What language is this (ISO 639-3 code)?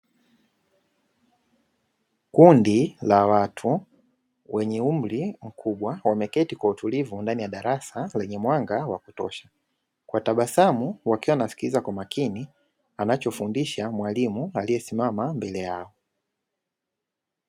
swa